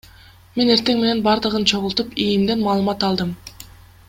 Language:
Kyrgyz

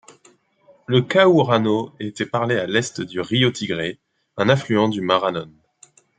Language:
French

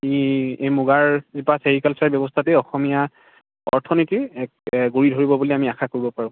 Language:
Assamese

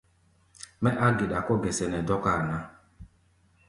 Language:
Gbaya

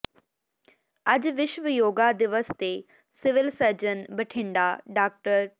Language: Punjabi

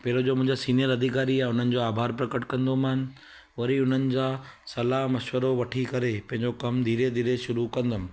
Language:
Sindhi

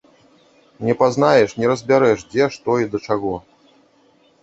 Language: Belarusian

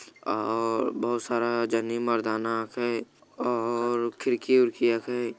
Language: Magahi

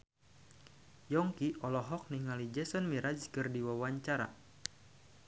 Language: Sundanese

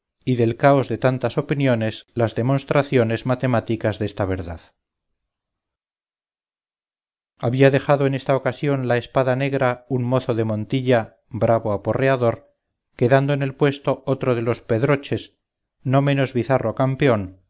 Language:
Spanish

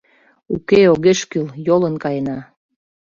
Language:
Mari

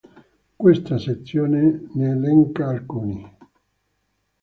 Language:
Italian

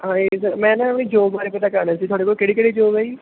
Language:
Punjabi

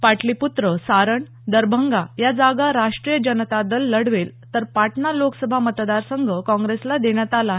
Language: Marathi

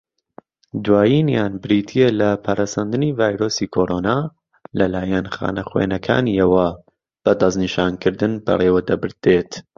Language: Central Kurdish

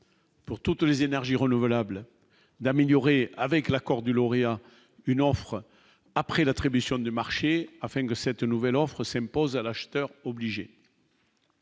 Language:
French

